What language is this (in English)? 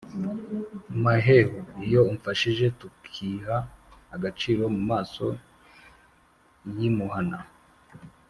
Kinyarwanda